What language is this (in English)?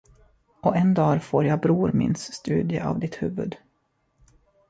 Swedish